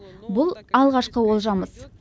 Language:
Kazakh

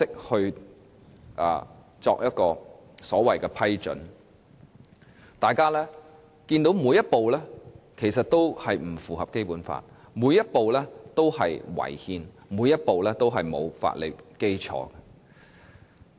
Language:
Cantonese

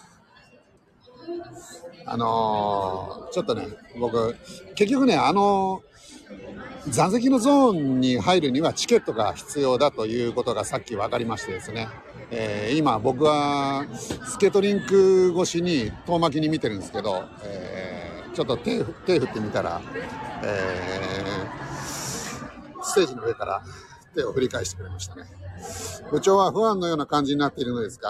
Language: Japanese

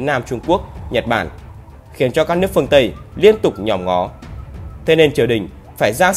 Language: Vietnamese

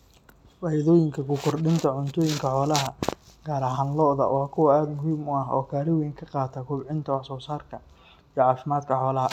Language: Somali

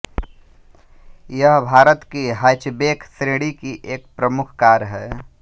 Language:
Hindi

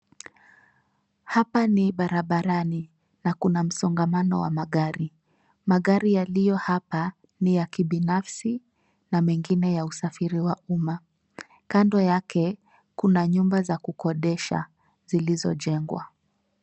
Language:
Swahili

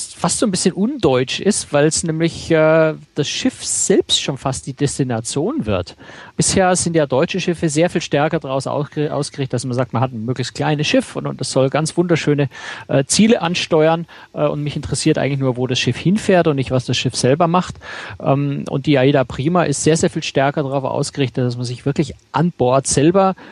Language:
German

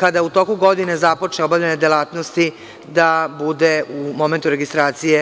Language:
Serbian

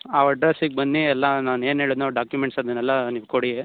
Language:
Kannada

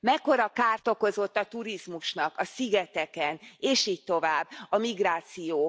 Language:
Hungarian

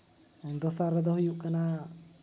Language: Santali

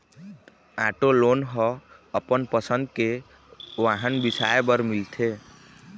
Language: Chhattisgarhi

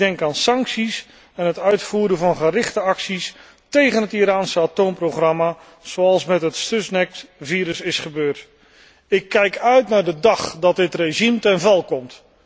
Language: Dutch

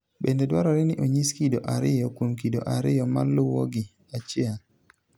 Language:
Luo (Kenya and Tanzania)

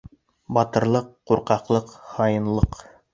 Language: Bashkir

